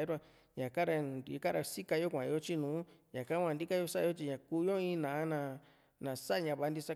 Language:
Juxtlahuaca Mixtec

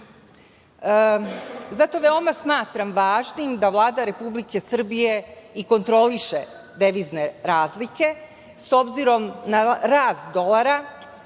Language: Serbian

